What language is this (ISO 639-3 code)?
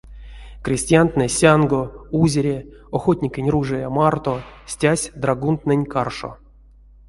myv